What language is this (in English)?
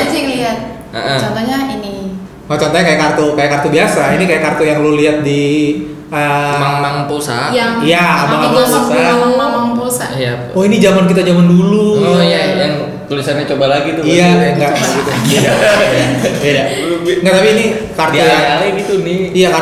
Indonesian